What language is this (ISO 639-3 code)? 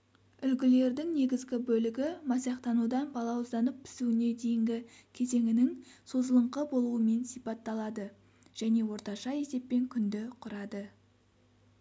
kaz